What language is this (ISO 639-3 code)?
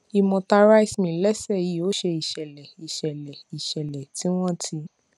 yor